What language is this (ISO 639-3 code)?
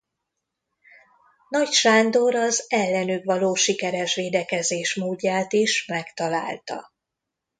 hun